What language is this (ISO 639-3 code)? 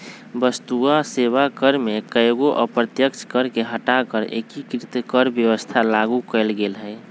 mag